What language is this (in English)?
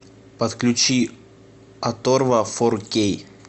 Russian